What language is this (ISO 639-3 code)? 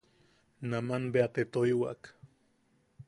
yaq